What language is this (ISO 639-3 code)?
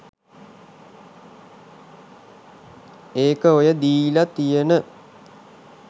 sin